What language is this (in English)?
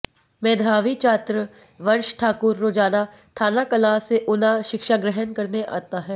Hindi